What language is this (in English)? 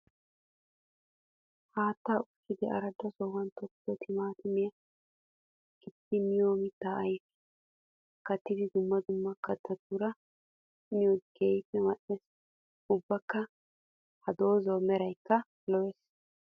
Wolaytta